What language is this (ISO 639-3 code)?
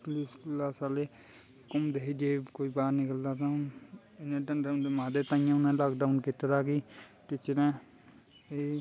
doi